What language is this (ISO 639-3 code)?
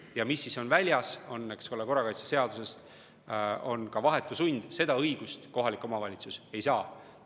est